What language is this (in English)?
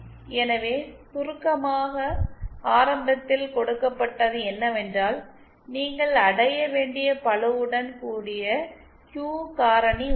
Tamil